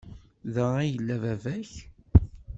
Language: Kabyle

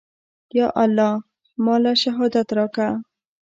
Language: Pashto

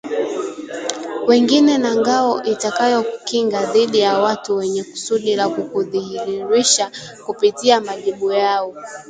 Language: Swahili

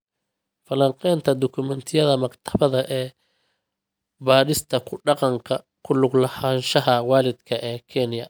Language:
Somali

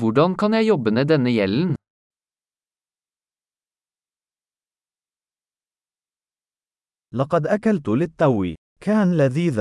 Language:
Arabic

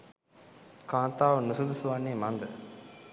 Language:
Sinhala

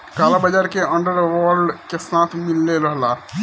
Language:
Bhojpuri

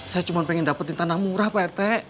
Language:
Indonesian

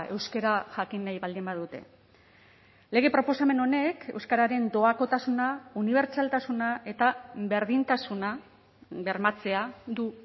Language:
Basque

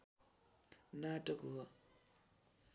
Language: Nepali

